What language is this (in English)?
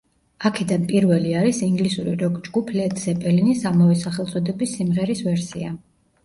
Georgian